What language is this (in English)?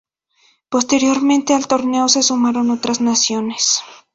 Spanish